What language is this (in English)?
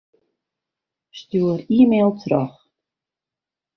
Western Frisian